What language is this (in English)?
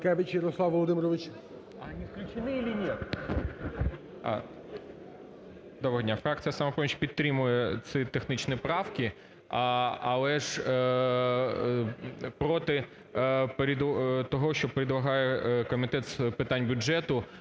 Ukrainian